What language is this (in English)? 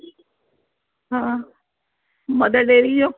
Sindhi